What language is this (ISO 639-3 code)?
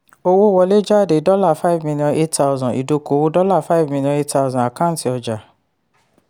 yor